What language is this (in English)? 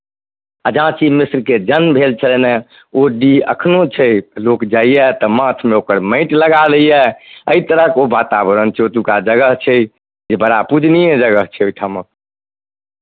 Maithili